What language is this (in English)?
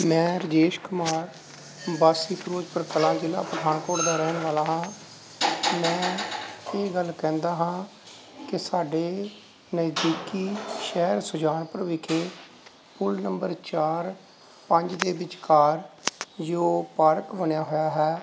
Punjabi